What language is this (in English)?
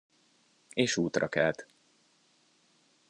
Hungarian